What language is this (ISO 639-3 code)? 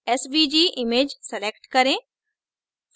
hin